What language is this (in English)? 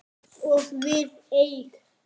Icelandic